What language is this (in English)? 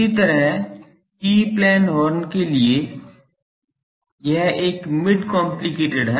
Hindi